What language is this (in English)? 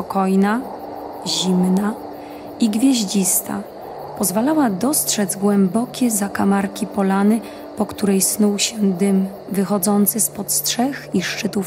Polish